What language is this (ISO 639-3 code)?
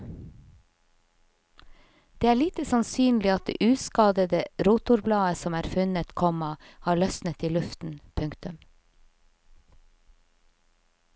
nor